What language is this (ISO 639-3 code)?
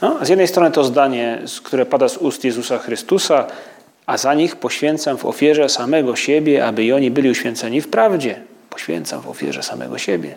pol